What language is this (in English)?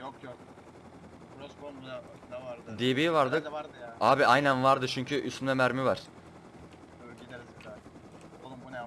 Turkish